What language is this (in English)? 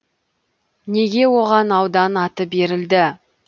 Kazakh